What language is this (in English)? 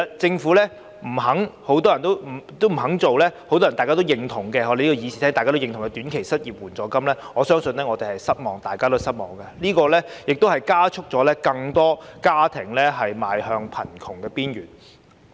Cantonese